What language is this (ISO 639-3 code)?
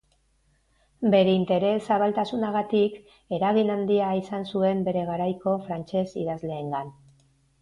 eus